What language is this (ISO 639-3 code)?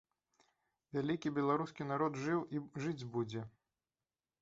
bel